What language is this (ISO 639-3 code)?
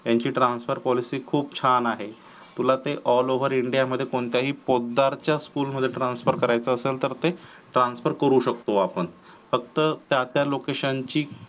mar